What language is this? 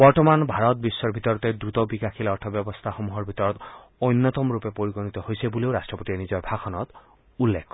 Assamese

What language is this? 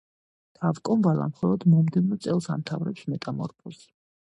Georgian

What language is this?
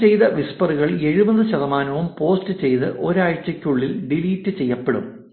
Malayalam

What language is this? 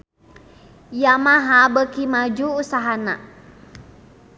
Sundanese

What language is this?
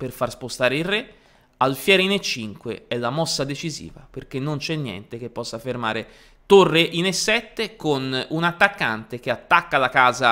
Italian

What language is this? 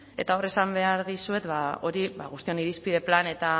Basque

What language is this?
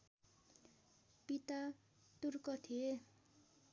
Nepali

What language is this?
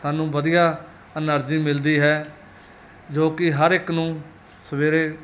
Punjabi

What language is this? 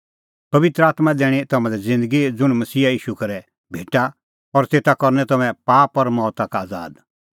Kullu Pahari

